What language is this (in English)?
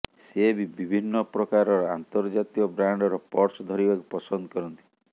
Odia